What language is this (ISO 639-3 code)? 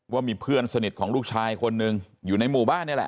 tha